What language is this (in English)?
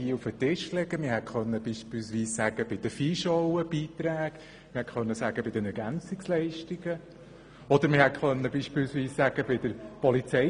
Swiss German